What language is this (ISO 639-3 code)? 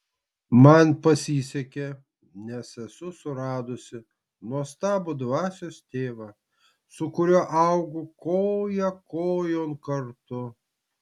lit